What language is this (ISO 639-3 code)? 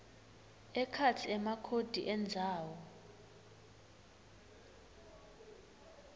ssw